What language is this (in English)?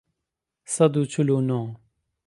Central Kurdish